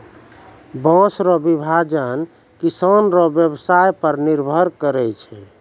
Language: Maithili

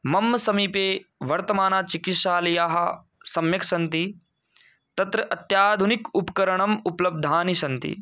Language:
Sanskrit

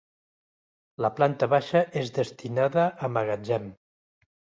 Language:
Catalan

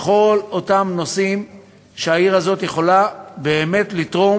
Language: Hebrew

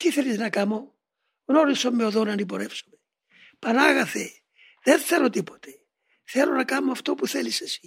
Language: Greek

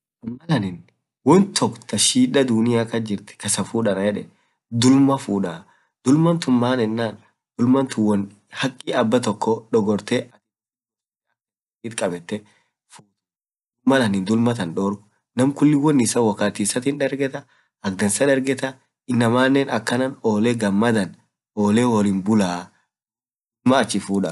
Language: Orma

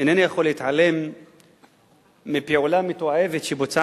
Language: Hebrew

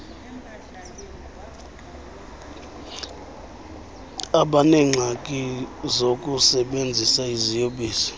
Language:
Xhosa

